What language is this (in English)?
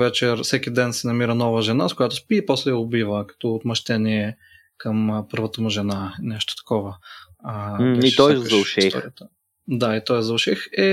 Bulgarian